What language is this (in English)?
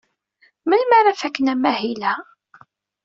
Kabyle